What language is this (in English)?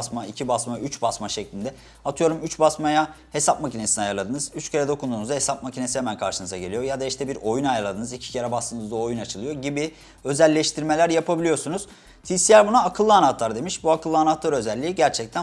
Turkish